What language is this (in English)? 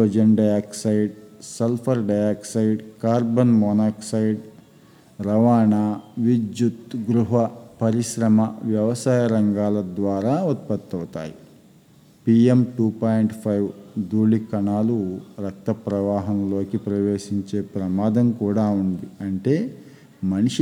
Telugu